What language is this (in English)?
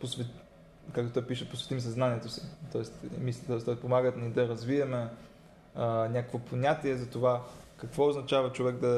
Bulgarian